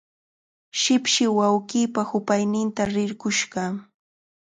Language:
Cajatambo North Lima Quechua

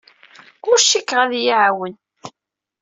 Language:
Kabyle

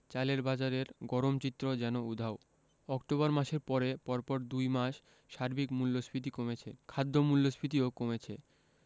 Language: Bangla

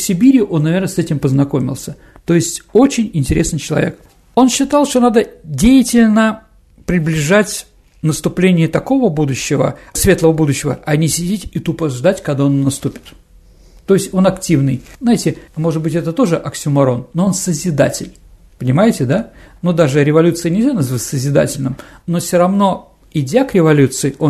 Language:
Russian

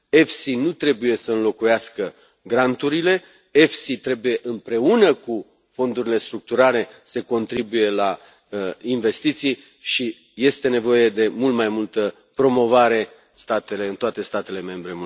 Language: Romanian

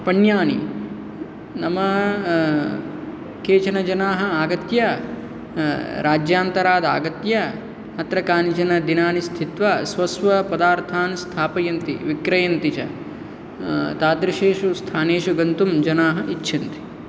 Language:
Sanskrit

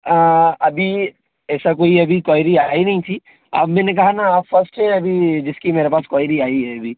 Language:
Hindi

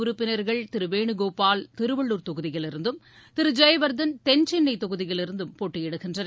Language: Tamil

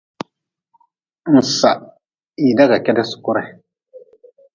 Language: Nawdm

